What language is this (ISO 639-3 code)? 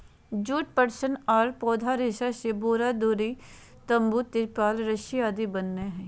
mag